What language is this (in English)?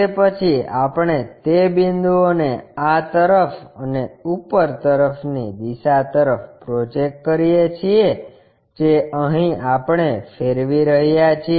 Gujarati